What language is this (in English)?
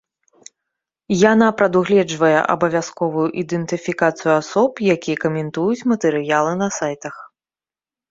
Belarusian